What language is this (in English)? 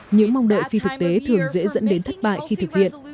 Vietnamese